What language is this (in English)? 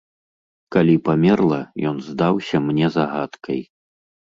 Belarusian